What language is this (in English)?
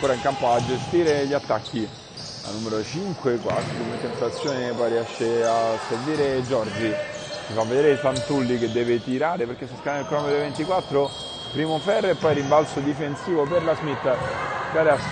Italian